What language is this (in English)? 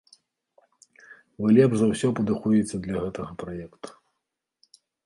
Belarusian